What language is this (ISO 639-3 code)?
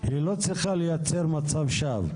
heb